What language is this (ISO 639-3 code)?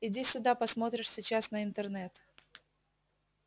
rus